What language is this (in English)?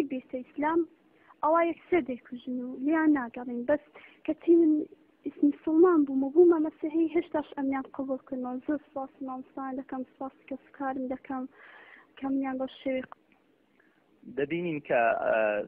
Arabic